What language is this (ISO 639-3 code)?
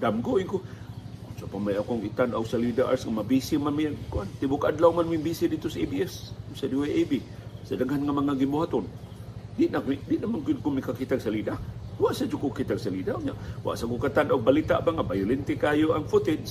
fil